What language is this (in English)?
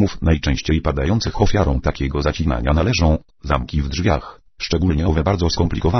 Polish